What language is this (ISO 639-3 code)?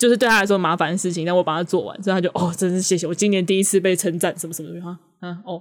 zho